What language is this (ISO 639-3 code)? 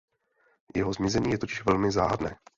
ces